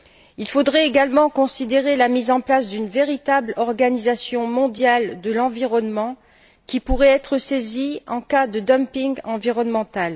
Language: French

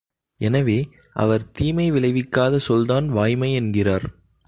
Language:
Tamil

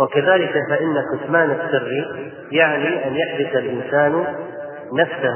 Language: Arabic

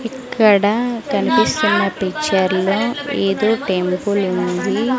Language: Telugu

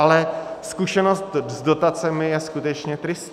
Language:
Czech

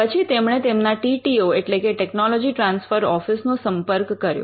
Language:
Gujarati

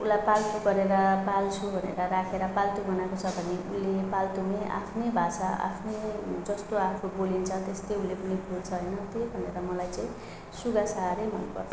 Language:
Nepali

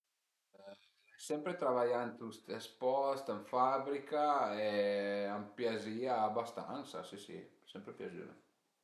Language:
Piedmontese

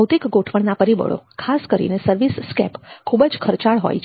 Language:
Gujarati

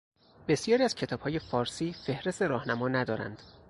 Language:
Persian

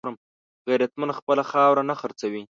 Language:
Pashto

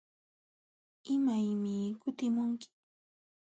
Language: Jauja Wanca Quechua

